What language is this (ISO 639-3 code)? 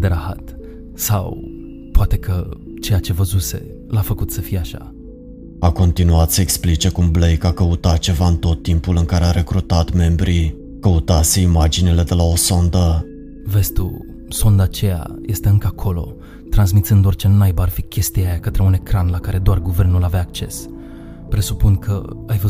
ron